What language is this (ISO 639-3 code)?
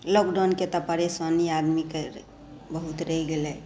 mai